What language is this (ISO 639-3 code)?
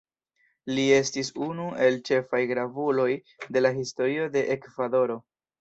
epo